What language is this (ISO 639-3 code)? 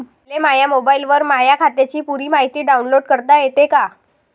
mar